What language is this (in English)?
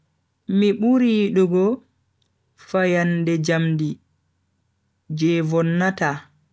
Bagirmi Fulfulde